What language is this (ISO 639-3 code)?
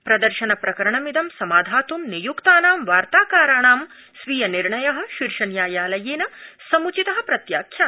san